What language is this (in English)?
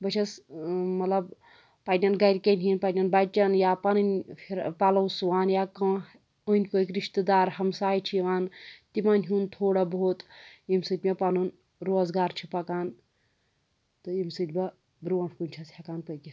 Kashmiri